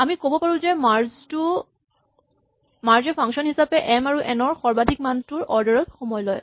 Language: Assamese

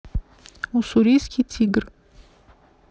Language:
Russian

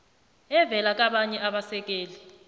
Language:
South Ndebele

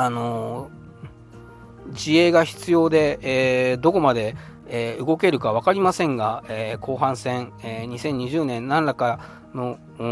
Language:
Japanese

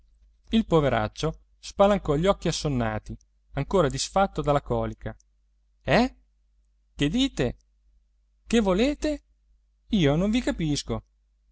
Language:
Italian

